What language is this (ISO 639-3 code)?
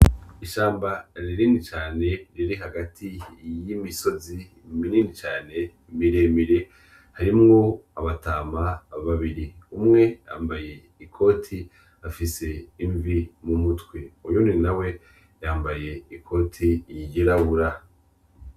run